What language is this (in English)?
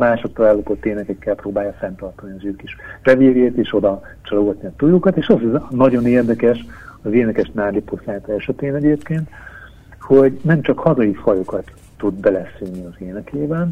Hungarian